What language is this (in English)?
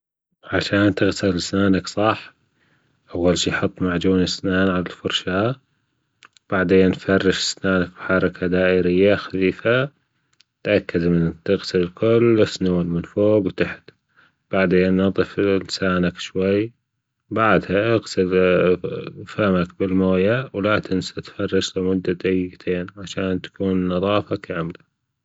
Gulf Arabic